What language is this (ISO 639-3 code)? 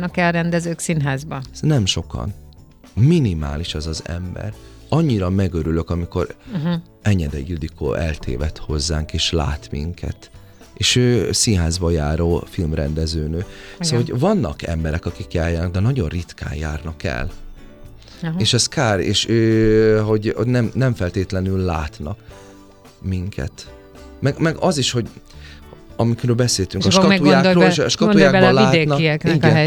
hun